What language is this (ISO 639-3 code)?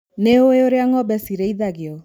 kik